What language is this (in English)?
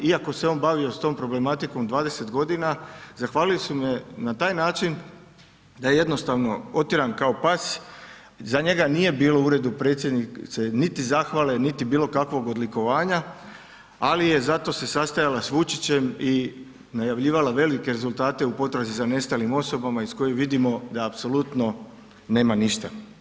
Croatian